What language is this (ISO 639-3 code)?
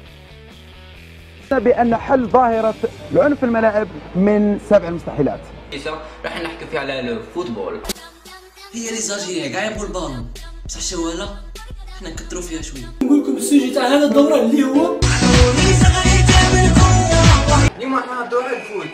ara